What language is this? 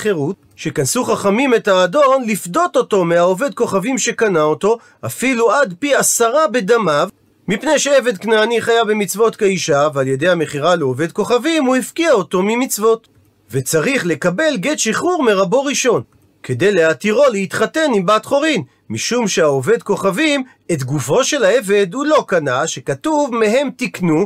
Hebrew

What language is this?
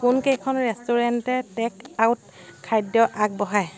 Assamese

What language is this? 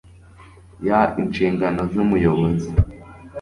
Kinyarwanda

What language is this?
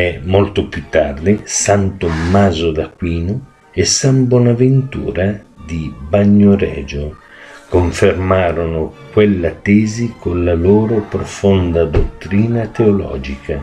Italian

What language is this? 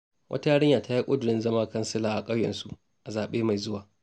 Hausa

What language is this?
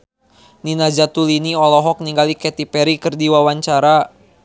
Sundanese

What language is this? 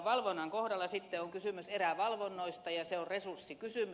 Finnish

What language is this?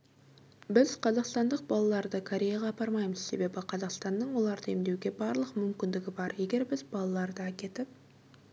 Kazakh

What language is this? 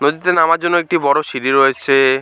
Bangla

